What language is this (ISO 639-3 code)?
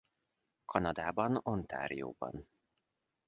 hun